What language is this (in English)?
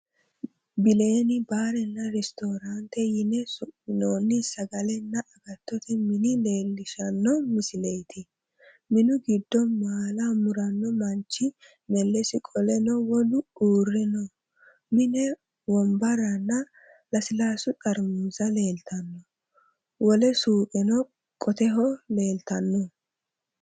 Sidamo